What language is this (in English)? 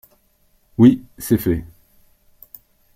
French